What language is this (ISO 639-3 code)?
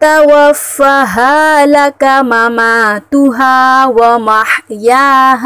ara